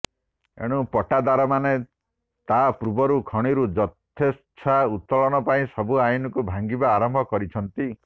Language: Odia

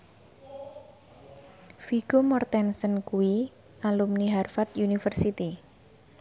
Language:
Javanese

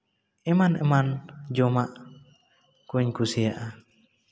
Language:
Santali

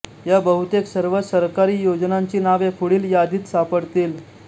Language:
Marathi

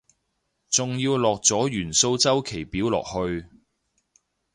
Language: Cantonese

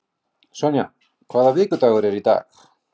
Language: Icelandic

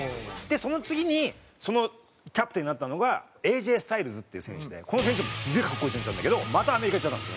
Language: Japanese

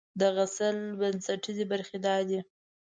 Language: Pashto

